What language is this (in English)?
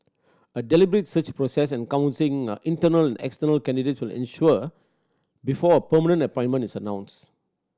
English